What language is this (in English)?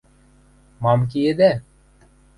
Western Mari